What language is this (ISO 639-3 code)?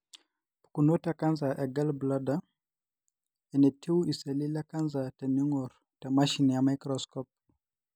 mas